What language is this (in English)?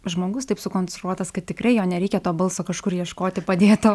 Lithuanian